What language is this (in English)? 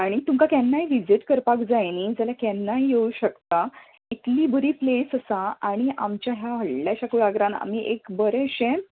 Konkani